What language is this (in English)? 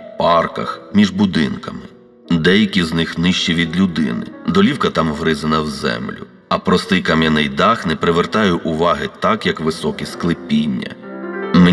Ukrainian